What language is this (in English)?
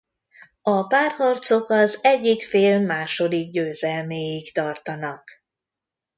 Hungarian